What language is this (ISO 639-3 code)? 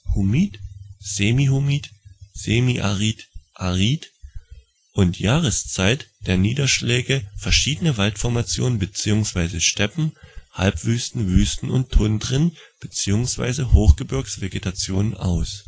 deu